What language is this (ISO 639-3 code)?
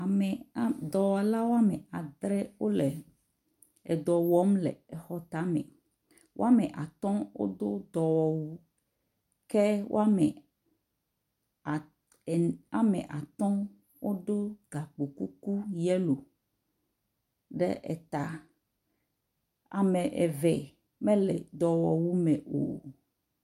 ewe